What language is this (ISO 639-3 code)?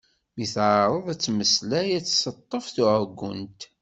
kab